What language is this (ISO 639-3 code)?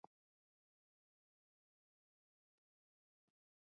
fry